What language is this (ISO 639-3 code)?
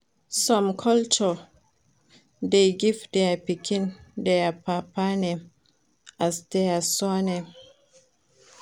pcm